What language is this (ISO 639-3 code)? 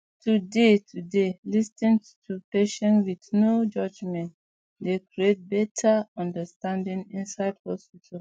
pcm